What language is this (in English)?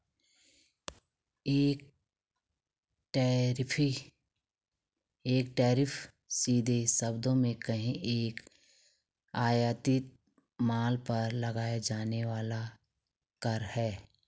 Hindi